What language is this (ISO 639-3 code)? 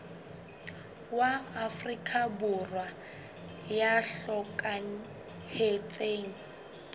sot